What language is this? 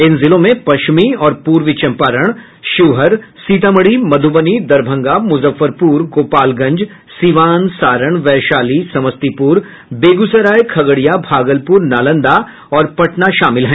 Hindi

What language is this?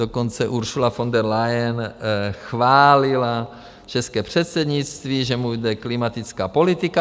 Czech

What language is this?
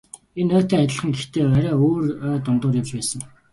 Mongolian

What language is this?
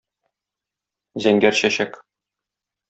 Tatar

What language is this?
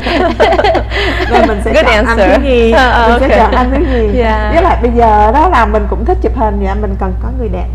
Vietnamese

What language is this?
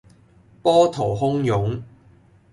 Cantonese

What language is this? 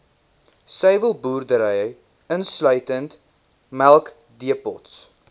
Afrikaans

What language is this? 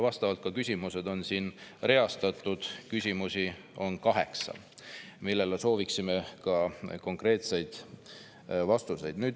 Estonian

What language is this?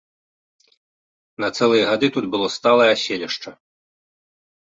Belarusian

